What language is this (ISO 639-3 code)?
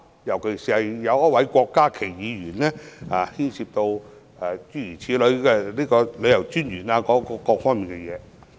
yue